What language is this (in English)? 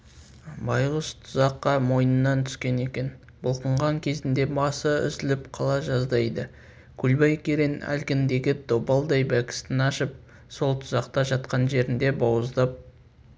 Kazakh